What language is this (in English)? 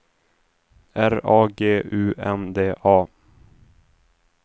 Swedish